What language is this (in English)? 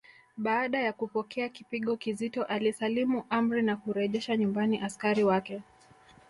Swahili